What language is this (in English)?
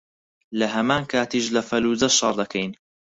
Central Kurdish